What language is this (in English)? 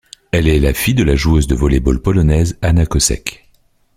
French